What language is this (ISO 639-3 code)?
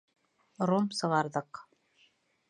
bak